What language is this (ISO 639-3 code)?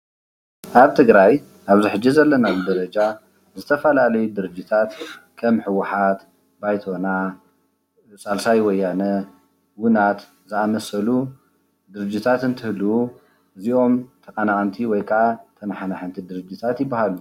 tir